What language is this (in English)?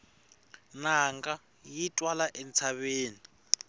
Tsonga